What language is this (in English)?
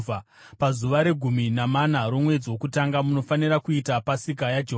Shona